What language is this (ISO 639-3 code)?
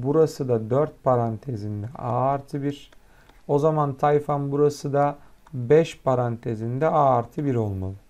tur